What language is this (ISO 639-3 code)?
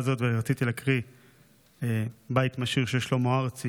heb